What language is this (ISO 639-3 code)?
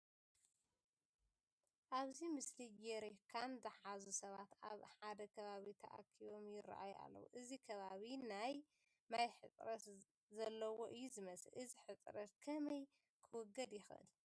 tir